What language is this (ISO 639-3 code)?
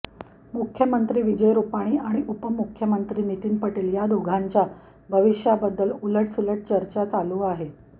mar